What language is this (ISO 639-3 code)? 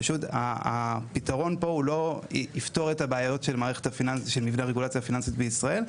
heb